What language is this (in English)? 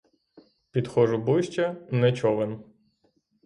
Ukrainian